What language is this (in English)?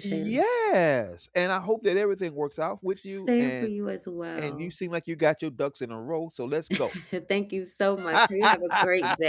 English